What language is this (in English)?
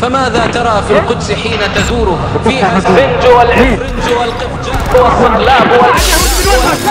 Arabic